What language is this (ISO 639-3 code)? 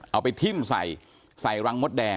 tha